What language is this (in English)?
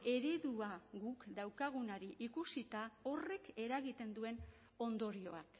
Basque